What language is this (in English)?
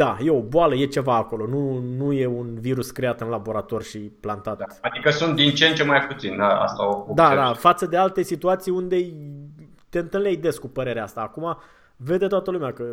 Romanian